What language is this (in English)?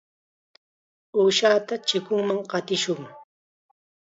Chiquián Ancash Quechua